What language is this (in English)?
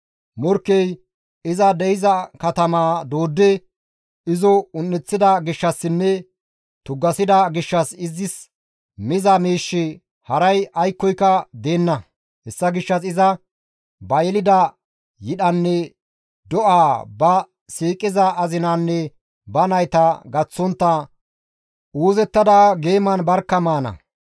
Gamo